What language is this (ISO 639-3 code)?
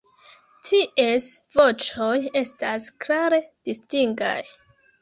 epo